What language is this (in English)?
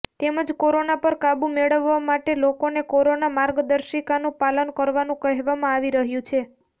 Gujarati